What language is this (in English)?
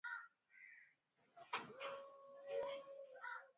Swahili